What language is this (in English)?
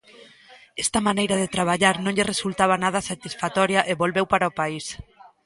Galician